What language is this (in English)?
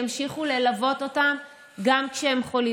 Hebrew